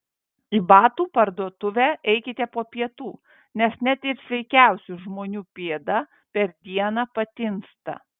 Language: Lithuanian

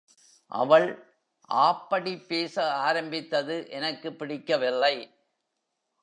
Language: Tamil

